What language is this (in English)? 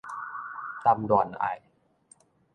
Min Nan Chinese